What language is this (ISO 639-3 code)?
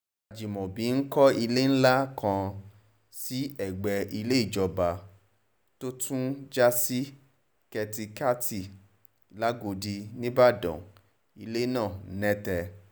yor